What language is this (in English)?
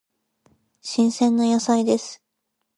Japanese